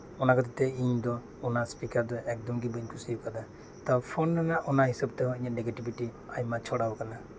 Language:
Santali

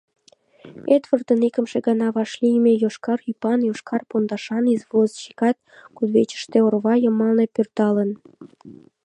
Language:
Mari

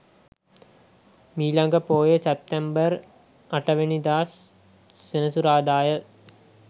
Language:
Sinhala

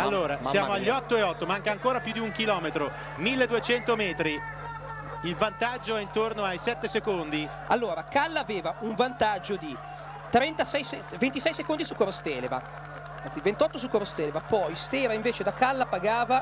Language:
Italian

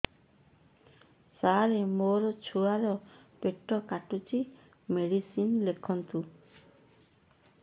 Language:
Odia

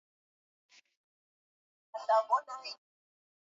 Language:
Swahili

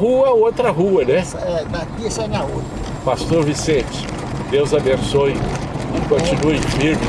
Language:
Portuguese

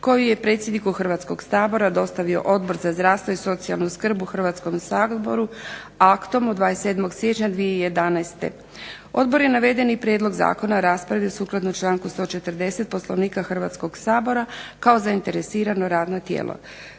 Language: Croatian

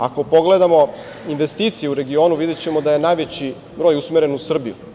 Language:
Serbian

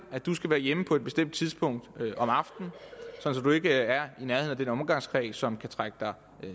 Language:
Danish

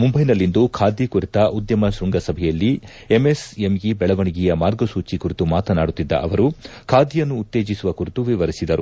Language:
Kannada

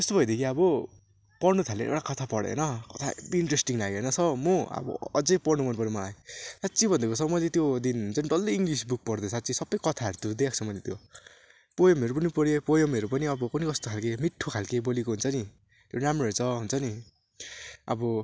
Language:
Nepali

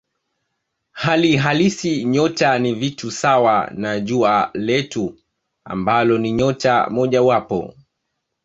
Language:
Swahili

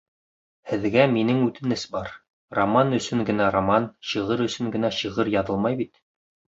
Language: Bashkir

